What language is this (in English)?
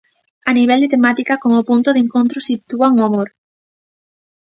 Galician